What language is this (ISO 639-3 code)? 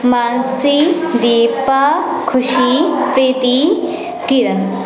mai